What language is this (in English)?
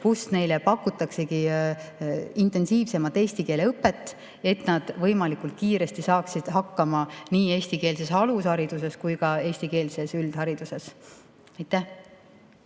Estonian